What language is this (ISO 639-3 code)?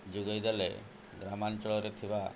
ori